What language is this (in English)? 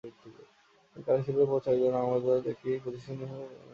Bangla